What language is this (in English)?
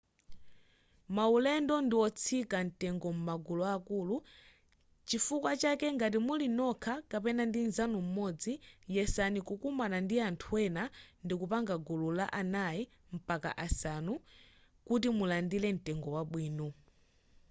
Nyanja